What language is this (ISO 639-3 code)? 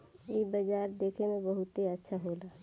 bho